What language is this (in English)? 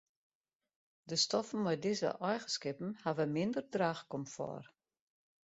Western Frisian